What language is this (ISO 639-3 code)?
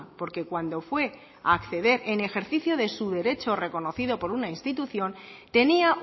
spa